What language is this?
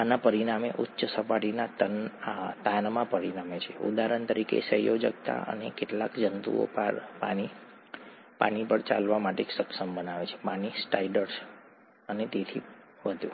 Gujarati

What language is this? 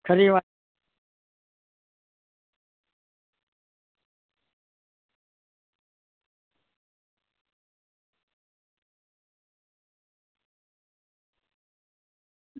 Gujarati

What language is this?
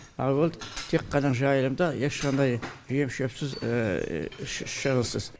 Kazakh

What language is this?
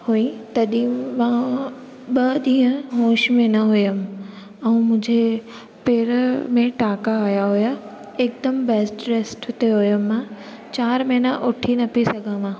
Sindhi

